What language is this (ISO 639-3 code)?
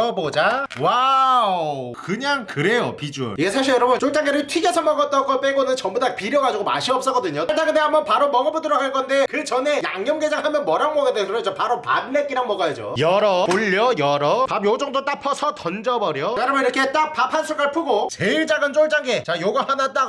kor